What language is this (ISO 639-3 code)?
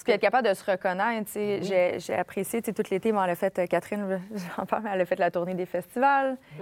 fra